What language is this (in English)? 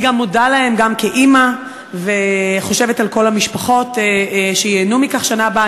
Hebrew